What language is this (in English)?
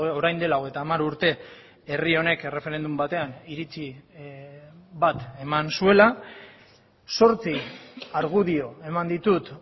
Basque